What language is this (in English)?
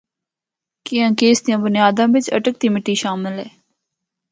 Northern Hindko